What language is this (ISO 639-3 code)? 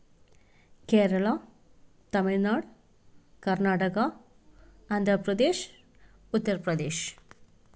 mal